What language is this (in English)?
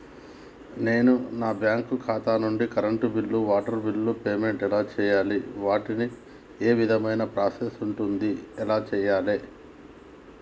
Telugu